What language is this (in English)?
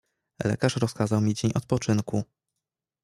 Polish